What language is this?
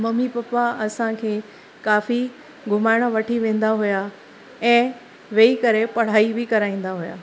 Sindhi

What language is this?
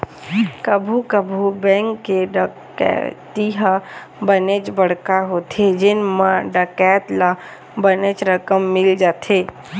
Chhattisgarhi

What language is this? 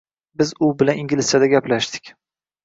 Uzbek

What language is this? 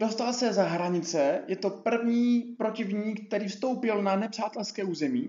Czech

